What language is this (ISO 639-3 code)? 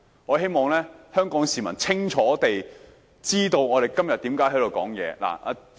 yue